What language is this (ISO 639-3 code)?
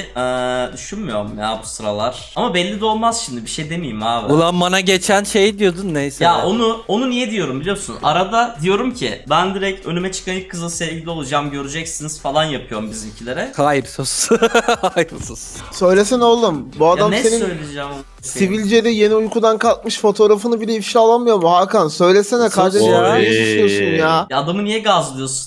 tur